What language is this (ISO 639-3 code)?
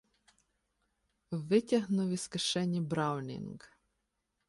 ukr